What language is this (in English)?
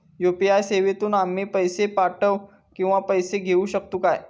Marathi